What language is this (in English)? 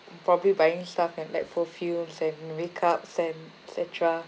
English